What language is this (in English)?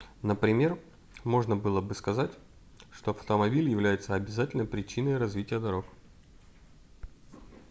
Russian